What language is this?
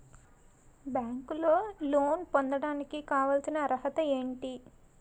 Telugu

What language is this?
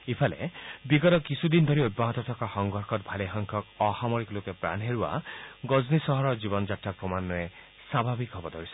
Assamese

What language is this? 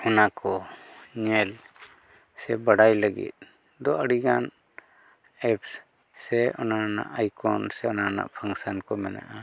Santali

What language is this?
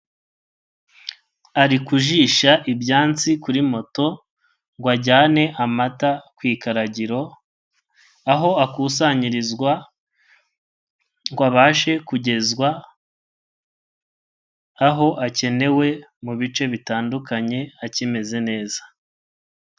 Kinyarwanda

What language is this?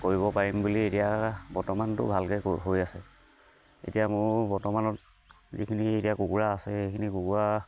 Assamese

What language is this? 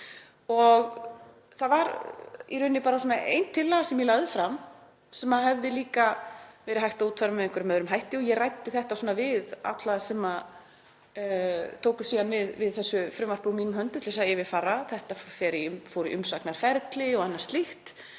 Icelandic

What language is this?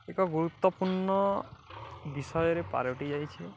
Odia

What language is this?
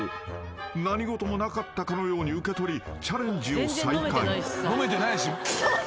Japanese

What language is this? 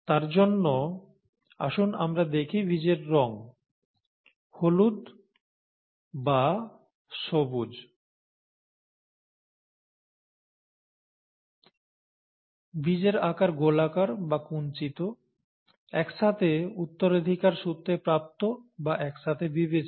Bangla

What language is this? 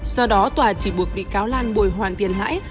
Vietnamese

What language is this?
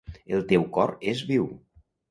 Catalan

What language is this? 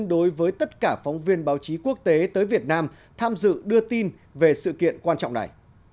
Vietnamese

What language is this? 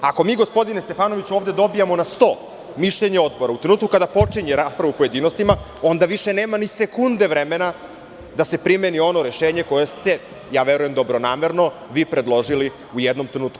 Serbian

